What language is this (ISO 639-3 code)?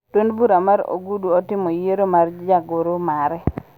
luo